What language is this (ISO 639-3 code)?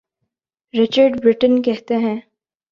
urd